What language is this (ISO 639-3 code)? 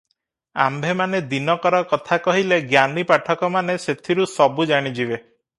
ori